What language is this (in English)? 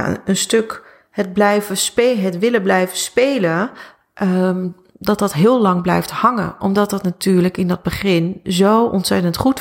Dutch